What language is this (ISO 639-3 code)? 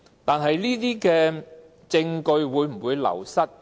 yue